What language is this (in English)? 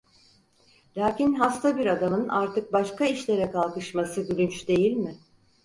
Turkish